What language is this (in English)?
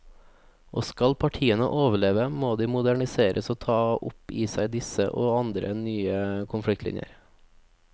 Norwegian